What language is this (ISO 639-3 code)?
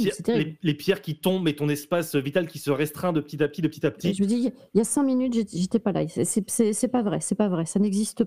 fra